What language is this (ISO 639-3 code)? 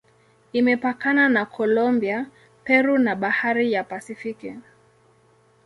swa